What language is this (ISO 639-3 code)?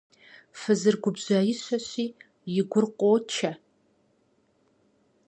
kbd